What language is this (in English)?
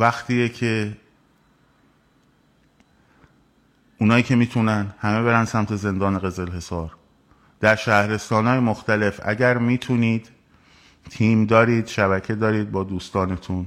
Persian